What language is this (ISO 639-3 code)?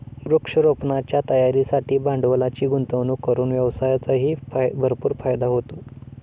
mar